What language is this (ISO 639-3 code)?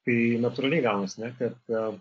lit